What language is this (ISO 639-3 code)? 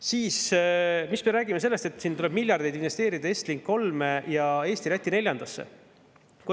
est